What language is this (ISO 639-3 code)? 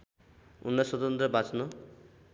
nep